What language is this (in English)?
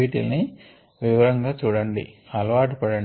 Telugu